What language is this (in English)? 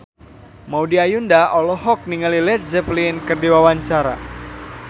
Sundanese